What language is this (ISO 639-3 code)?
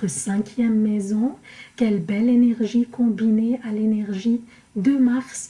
fra